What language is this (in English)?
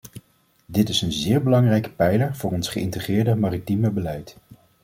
Dutch